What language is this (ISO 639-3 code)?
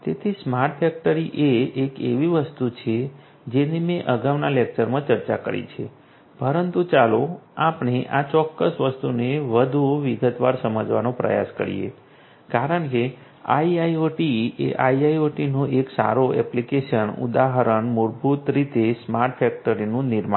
guj